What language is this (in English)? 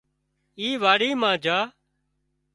Wadiyara Koli